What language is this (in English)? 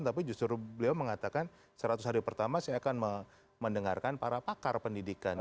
Indonesian